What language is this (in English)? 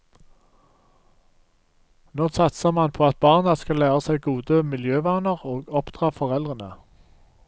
Norwegian